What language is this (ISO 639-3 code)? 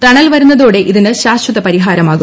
mal